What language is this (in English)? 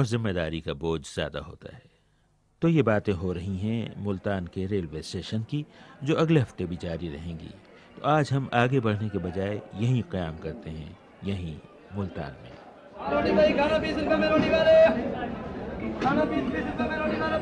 Hindi